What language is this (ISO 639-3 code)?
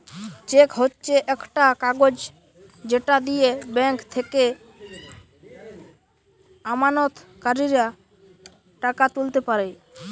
ben